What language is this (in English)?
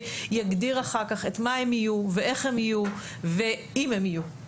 Hebrew